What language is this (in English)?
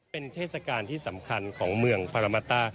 Thai